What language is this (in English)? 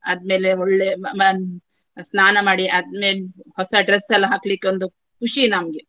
Kannada